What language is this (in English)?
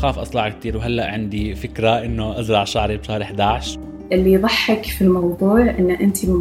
Arabic